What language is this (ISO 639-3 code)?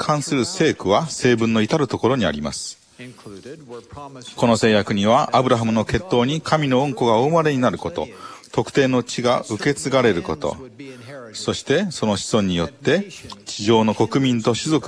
jpn